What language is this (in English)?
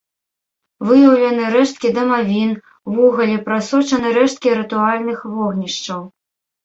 Belarusian